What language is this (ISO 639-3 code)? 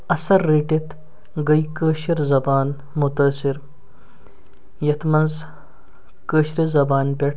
kas